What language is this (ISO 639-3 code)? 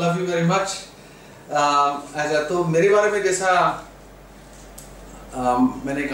hin